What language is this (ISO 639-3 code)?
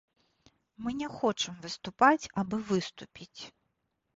bel